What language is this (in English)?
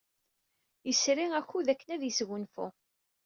Kabyle